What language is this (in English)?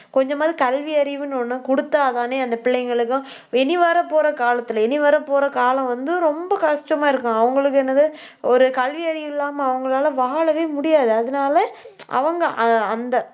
Tamil